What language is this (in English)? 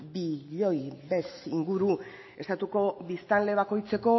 Basque